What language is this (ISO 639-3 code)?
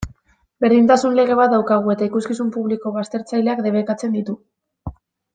eus